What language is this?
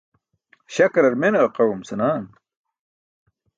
Burushaski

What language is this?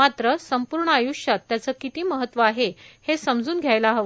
Marathi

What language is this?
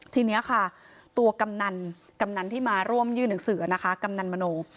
Thai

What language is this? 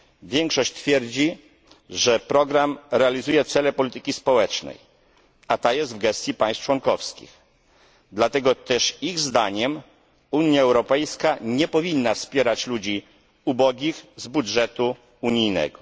Polish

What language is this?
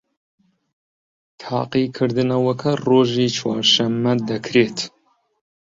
Central Kurdish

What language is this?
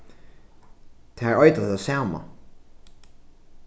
Faroese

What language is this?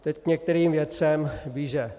Czech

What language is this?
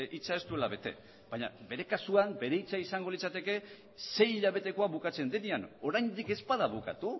Basque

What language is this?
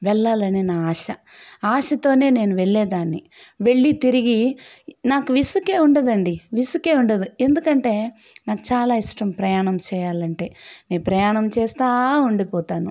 Telugu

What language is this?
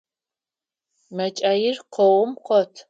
Adyghe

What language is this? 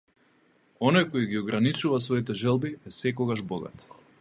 Macedonian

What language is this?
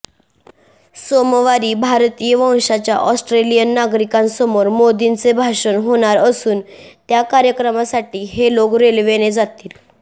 Marathi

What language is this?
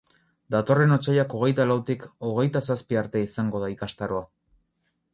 Basque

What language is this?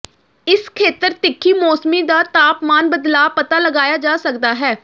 Punjabi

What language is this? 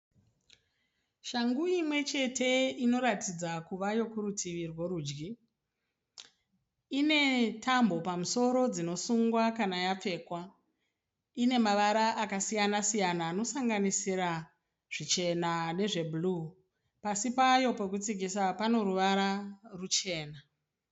Shona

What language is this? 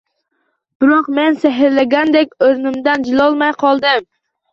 Uzbek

